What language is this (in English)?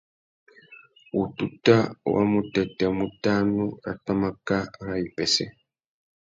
Tuki